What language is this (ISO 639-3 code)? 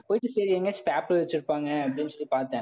tam